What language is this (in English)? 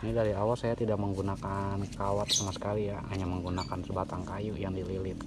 Indonesian